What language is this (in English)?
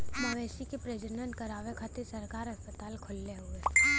Bhojpuri